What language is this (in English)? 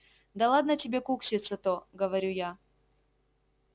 Russian